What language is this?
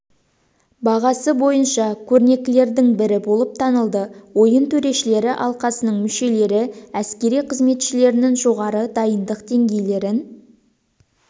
Kazakh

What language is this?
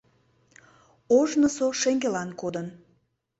Mari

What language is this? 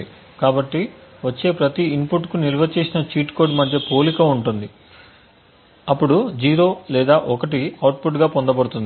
Telugu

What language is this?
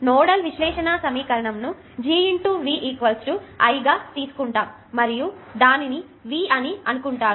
Telugu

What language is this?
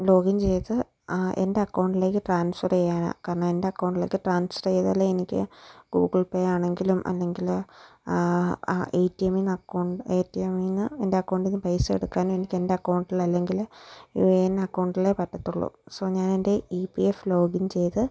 Malayalam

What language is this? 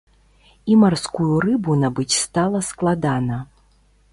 Belarusian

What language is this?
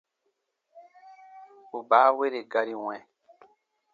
Baatonum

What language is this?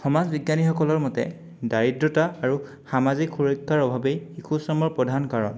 Assamese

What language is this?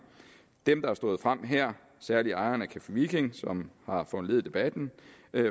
Danish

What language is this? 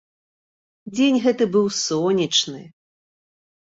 Belarusian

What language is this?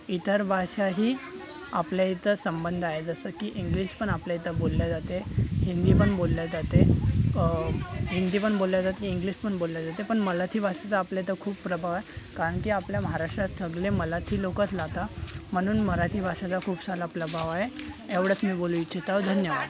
Marathi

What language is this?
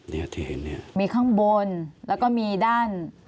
Thai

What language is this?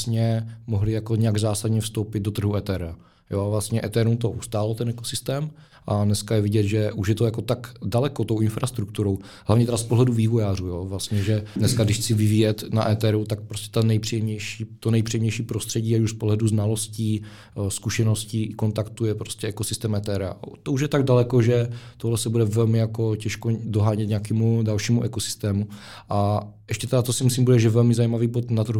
Czech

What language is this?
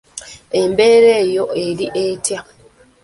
Ganda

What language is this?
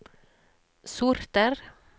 Norwegian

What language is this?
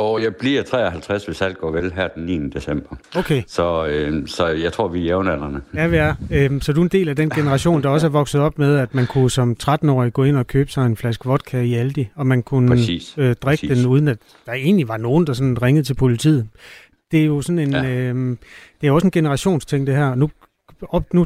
Danish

